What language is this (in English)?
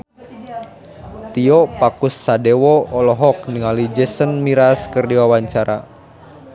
Sundanese